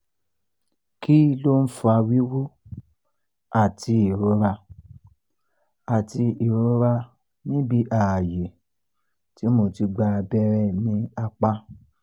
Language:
Yoruba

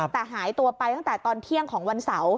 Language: Thai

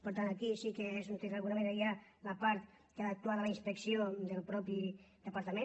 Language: Catalan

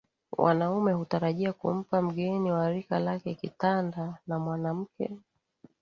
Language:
Swahili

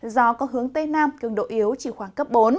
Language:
Vietnamese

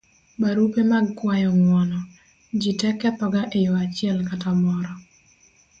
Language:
Luo (Kenya and Tanzania)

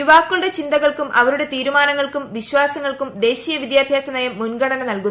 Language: Malayalam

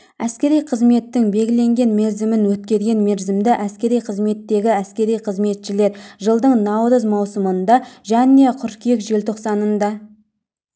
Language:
Kazakh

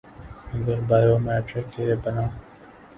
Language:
Urdu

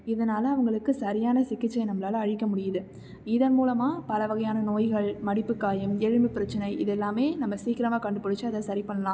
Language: Tamil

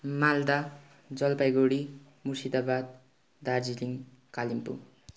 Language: Nepali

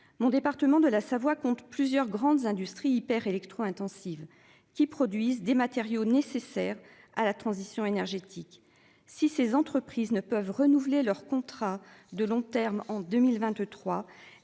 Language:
French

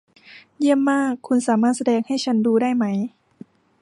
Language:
Thai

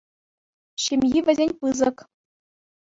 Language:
Chuvash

